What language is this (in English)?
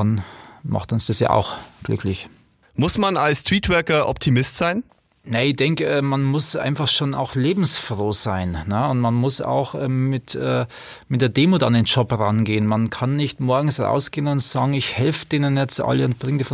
German